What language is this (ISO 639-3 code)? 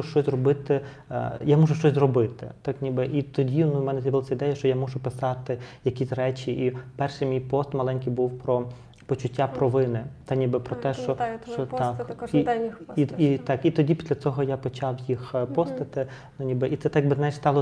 ukr